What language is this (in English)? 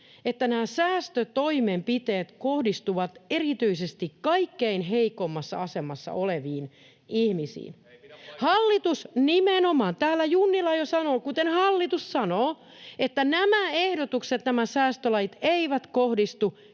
Finnish